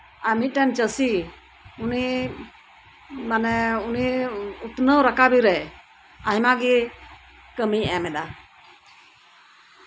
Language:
Santali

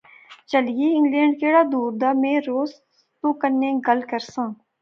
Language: Pahari-Potwari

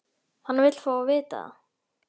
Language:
Icelandic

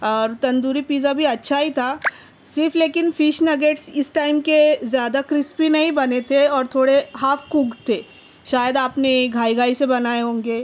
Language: Urdu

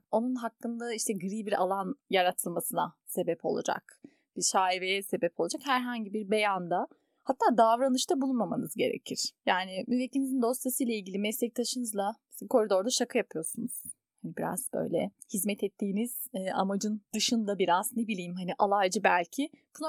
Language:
Turkish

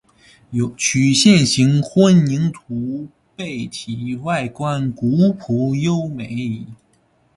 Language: Chinese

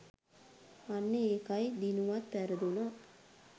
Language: Sinhala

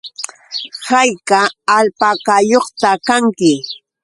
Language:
Yauyos Quechua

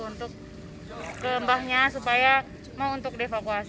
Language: Indonesian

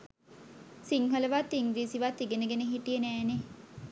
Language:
Sinhala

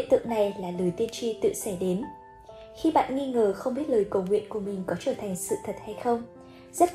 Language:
Vietnamese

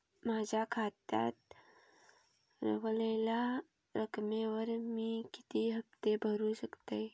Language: Marathi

